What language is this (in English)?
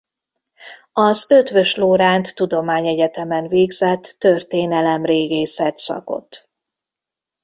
Hungarian